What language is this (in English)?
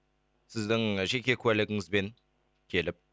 Kazakh